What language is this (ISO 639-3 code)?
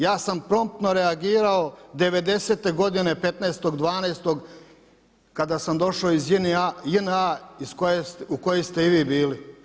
hrv